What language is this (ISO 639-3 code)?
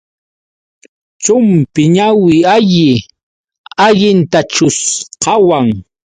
qux